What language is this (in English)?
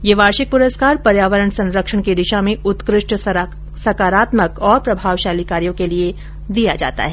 Hindi